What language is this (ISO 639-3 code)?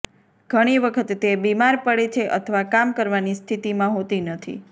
guj